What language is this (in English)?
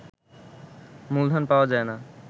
Bangla